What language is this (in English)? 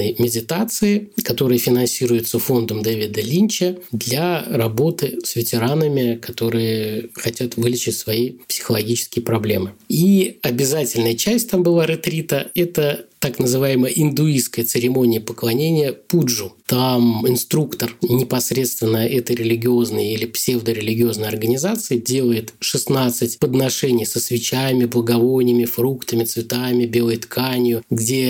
Russian